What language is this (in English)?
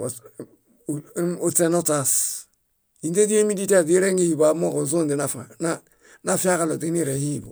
Bayot